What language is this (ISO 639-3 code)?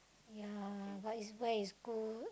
eng